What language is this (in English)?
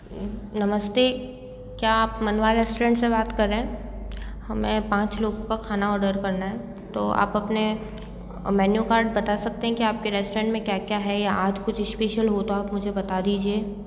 Hindi